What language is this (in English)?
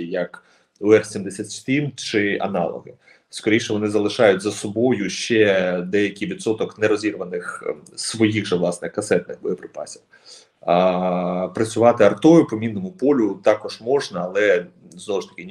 Ukrainian